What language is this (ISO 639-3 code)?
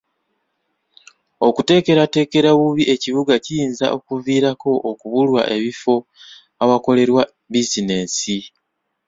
lug